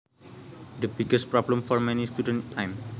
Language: Javanese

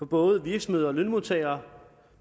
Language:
Danish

